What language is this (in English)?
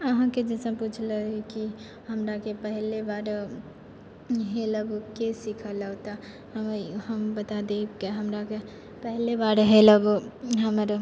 Maithili